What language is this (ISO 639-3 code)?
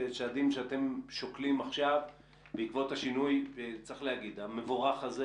heb